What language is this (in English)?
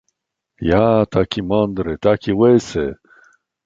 Polish